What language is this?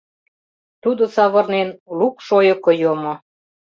Mari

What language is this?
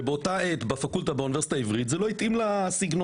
Hebrew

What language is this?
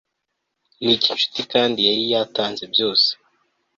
Kinyarwanda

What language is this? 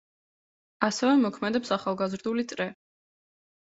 Georgian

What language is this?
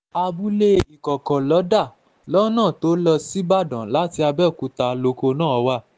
Yoruba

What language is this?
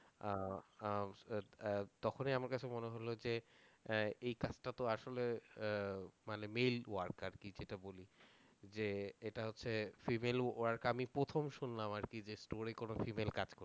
Bangla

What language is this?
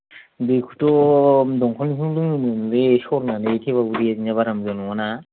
Bodo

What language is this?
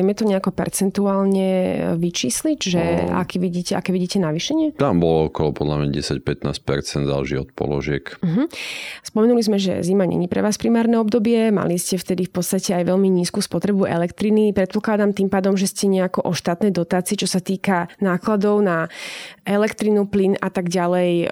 Slovak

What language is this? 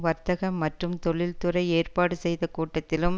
Tamil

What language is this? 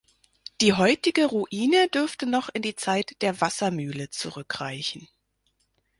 German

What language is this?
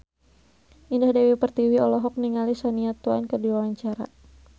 Sundanese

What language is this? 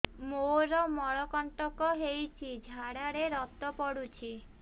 Odia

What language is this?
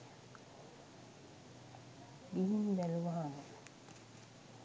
Sinhala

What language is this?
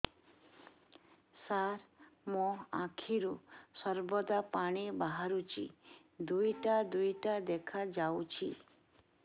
Odia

